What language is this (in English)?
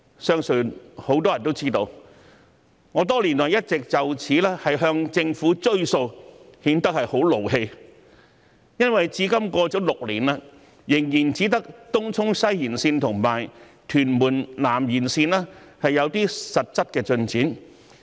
Cantonese